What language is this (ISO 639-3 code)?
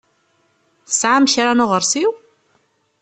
kab